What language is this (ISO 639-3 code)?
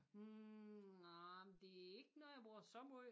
dan